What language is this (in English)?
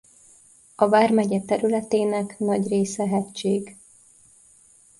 Hungarian